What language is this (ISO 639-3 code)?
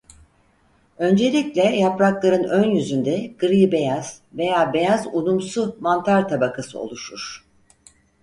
tur